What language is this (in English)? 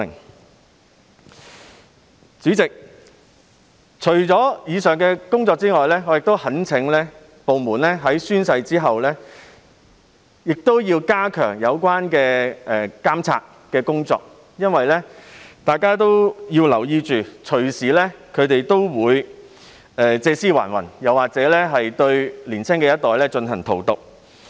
Cantonese